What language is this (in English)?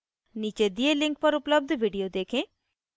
Hindi